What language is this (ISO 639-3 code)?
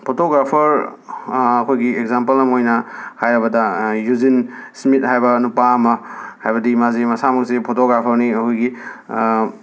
mni